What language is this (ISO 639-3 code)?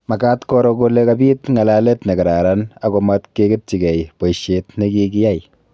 kln